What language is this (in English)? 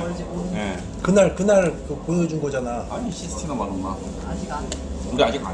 Korean